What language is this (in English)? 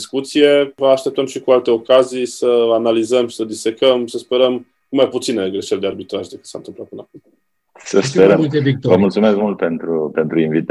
Romanian